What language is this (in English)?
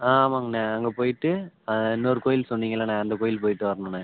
Tamil